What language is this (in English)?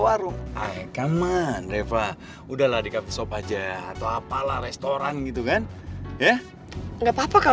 Indonesian